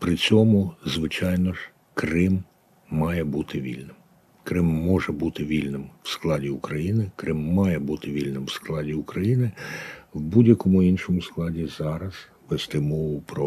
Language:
Ukrainian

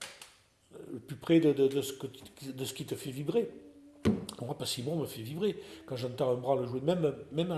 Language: French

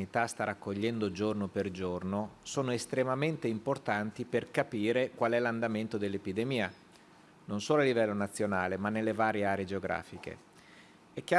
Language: Italian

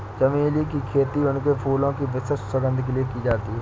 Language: Hindi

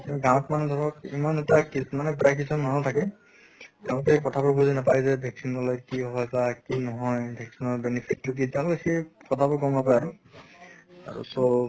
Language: Assamese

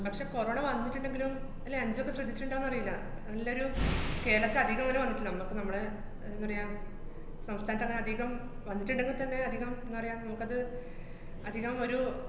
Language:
Malayalam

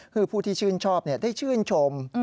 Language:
Thai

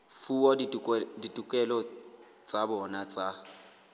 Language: Southern Sotho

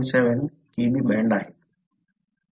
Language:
Marathi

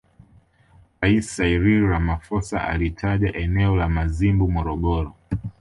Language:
Swahili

